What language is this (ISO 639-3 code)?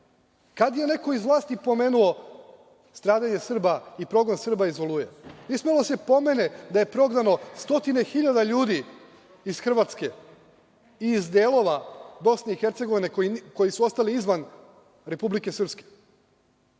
srp